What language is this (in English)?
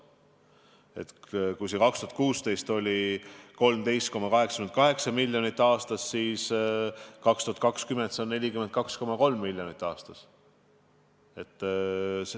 Estonian